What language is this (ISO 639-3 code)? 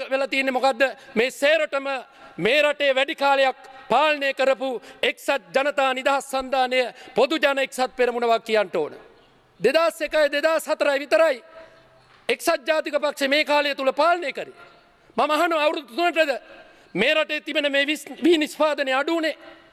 ita